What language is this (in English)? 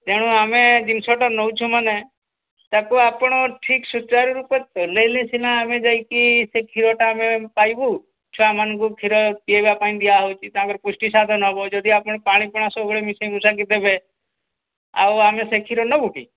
Odia